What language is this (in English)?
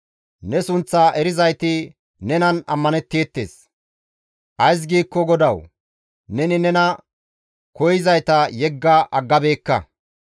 Gamo